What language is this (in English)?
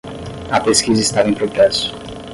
Portuguese